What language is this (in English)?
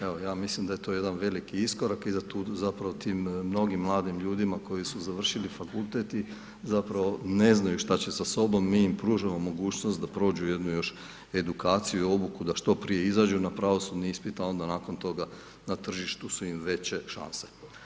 Croatian